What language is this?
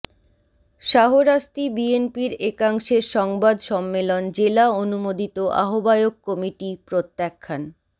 Bangla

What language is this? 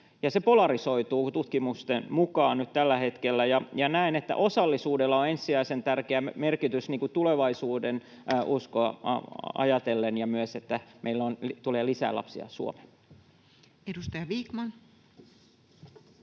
Finnish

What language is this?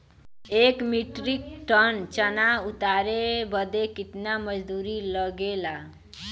Bhojpuri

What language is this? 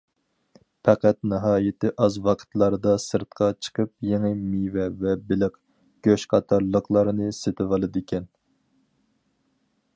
Uyghur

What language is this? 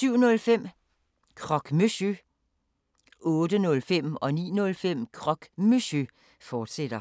Danish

